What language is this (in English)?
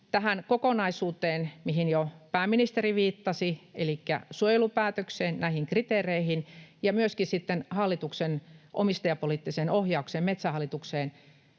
Finnish